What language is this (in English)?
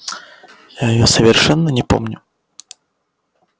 Russian